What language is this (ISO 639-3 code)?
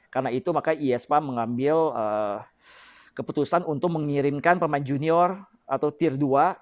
ind